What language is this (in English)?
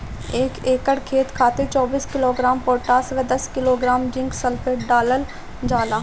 Bhojpuri